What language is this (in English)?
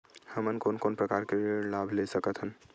Chhattisgarhi